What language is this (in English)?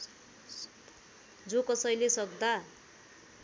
Nepali